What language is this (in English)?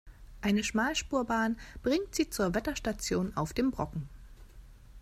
German